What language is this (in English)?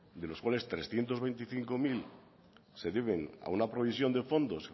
Spanish